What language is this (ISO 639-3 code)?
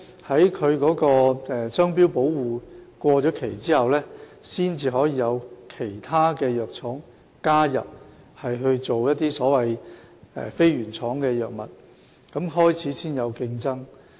yue